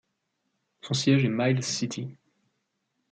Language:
French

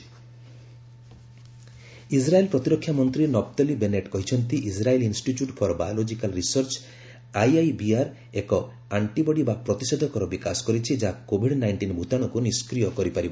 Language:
Odia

